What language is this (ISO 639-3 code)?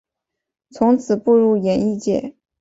zho